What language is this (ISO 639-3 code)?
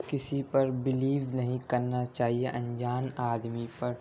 urd